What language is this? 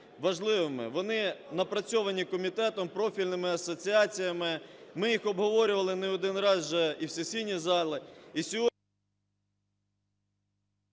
Ukrainian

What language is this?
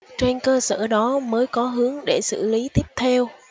Vietnamese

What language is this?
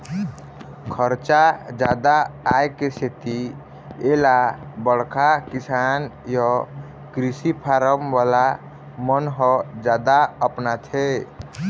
Chhattisgarhi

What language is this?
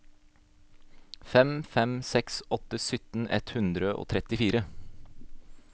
Norwegian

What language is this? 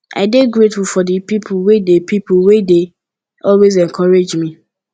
Nigerian Pidgin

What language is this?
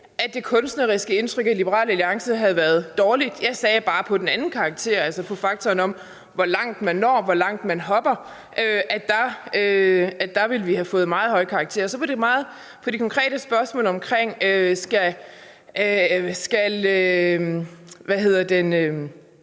Danish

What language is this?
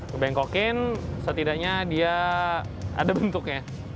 Indonesian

